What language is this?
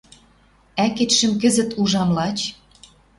Western Mari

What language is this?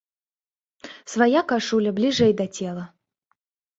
Belarusian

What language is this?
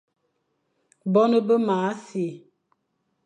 Fang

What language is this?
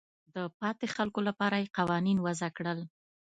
Pashto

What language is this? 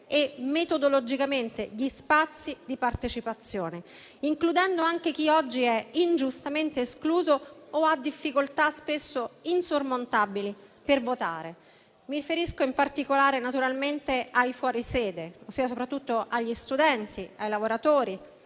Italian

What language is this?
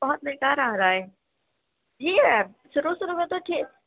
Urdu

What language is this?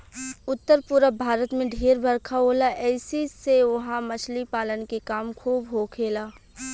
Bhojpuri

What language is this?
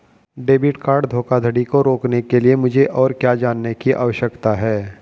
Hindi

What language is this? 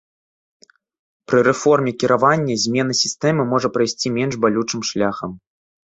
Belarusian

